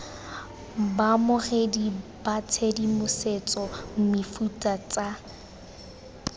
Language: Tswana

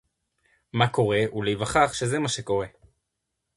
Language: Hebrew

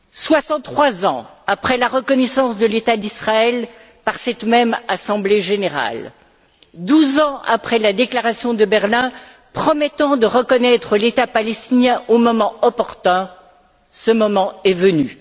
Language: French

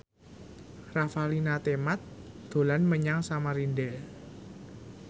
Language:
Javanese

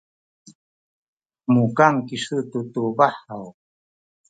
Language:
Sakizaya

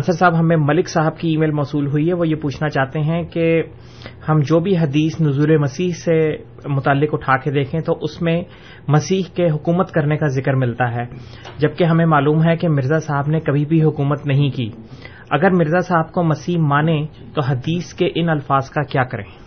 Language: Urdu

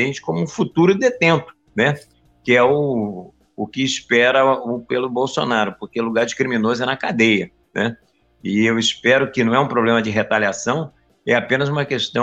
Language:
Portuguese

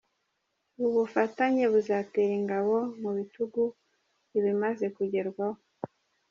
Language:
Kinyarwanda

